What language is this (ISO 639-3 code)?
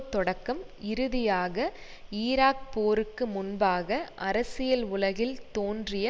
tam